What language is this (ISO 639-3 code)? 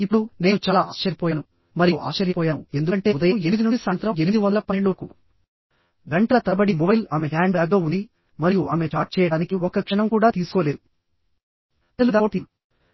tel